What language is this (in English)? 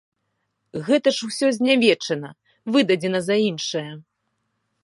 Belarusian